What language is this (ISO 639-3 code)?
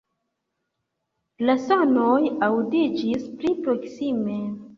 epo